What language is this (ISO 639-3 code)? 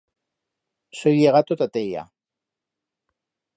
arg